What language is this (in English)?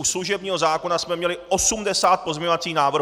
Czech